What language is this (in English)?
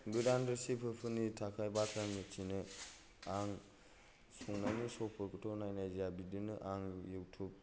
Bodo